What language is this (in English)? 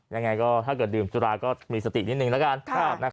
Thai